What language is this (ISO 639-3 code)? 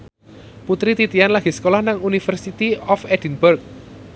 jav